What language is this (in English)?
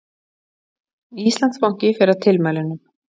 Icelandic